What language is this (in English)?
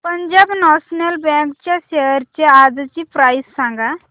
Marathi